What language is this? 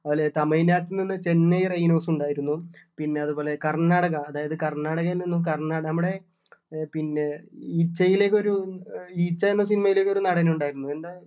Malayalam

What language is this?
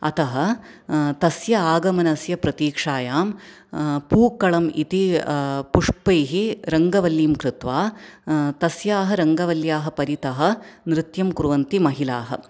Sanskrit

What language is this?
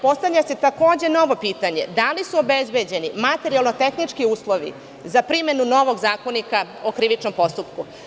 Serbian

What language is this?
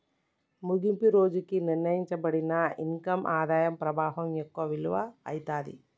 Telugu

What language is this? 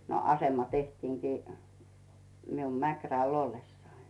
Finnish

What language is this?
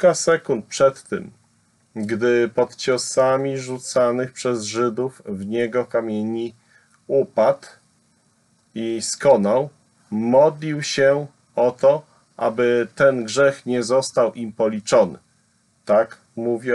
Polish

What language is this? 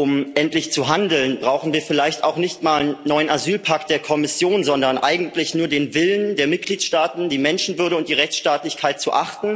German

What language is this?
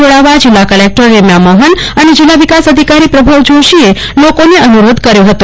Gujarati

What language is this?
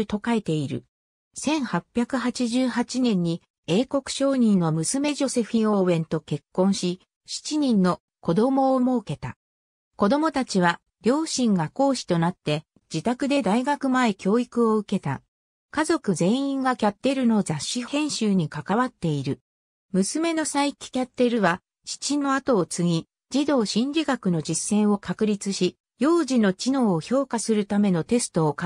Japanese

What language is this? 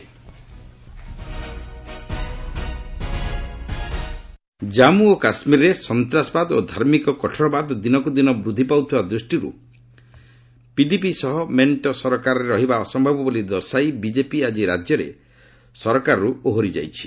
Odia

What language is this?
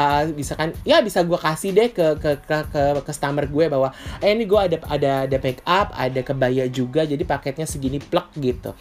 Indonesian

